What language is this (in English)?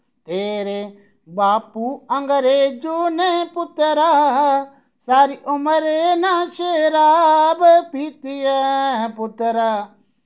Dogri